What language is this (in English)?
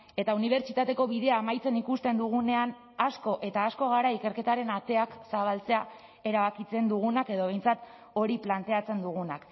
Basque